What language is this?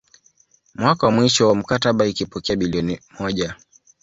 Swahili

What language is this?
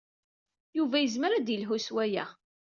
Kabyle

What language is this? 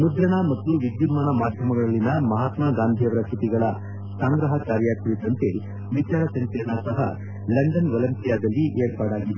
Kannada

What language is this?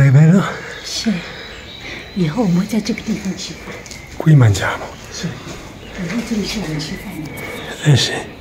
Italian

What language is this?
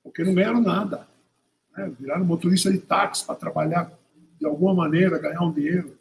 Portuguese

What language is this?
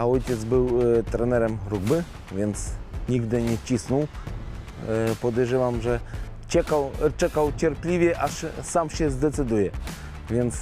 Polish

